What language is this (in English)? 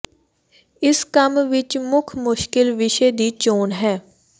Punjabi